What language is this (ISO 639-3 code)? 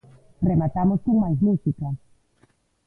glg